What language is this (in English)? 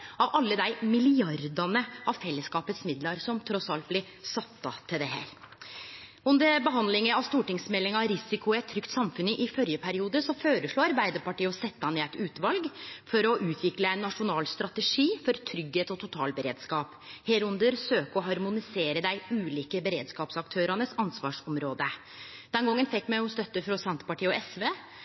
Norwegian Nynorsk